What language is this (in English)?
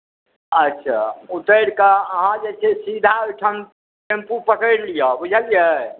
Maithili